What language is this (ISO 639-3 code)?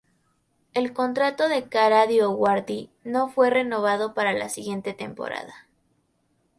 spa